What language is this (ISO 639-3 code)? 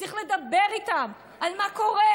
heb